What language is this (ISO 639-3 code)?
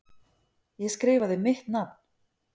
isl